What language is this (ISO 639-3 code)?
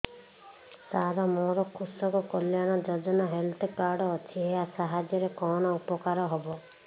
ori